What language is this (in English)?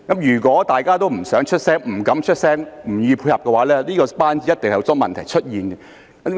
Cantonese